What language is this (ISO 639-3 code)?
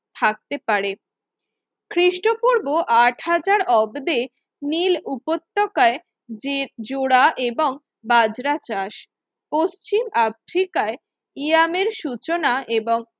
ben